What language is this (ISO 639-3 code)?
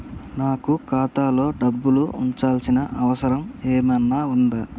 tel